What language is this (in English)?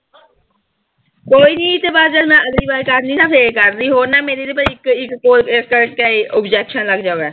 Punjabi